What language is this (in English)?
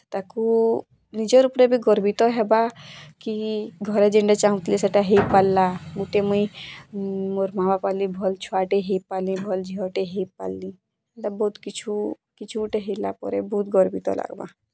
Odia